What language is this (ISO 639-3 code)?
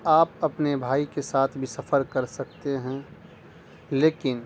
urd